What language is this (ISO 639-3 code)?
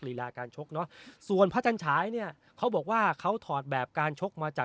tha